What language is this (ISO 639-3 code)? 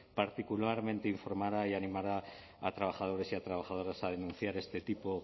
spa